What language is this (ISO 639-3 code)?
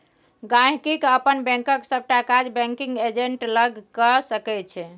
mai